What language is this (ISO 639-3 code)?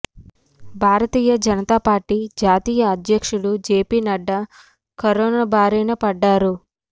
tel